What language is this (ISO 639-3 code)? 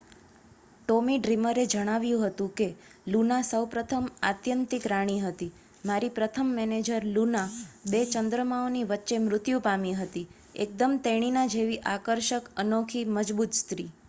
guj